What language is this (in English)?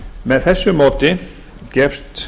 Icelandic